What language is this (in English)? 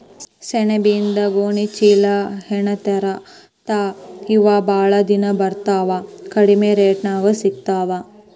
Kannada